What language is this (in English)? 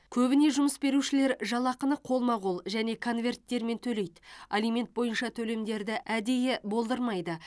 Kazakh